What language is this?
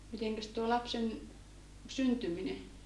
Finnish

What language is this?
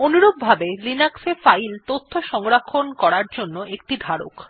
Bangla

